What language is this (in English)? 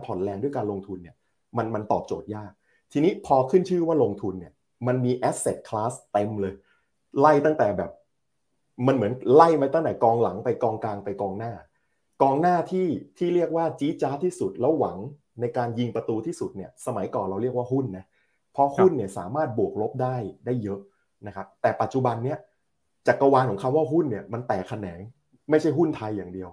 Thai